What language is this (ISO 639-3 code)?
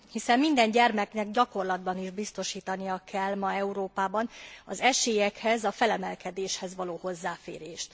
hun